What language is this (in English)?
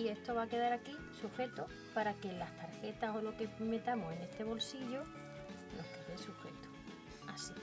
Spanish